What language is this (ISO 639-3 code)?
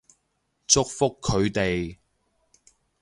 yue